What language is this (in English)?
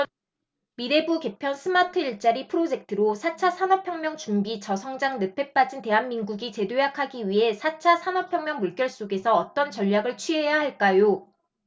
Korean